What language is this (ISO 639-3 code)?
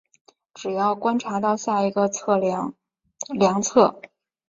zho